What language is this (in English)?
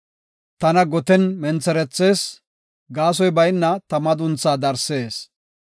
Gofa